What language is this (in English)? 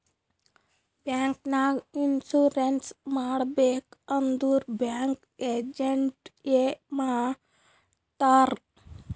Kannada